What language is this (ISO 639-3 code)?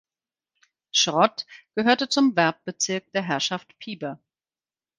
deu